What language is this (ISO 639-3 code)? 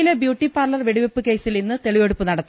mal